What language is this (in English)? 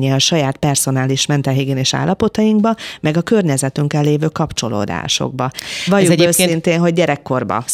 Hungarian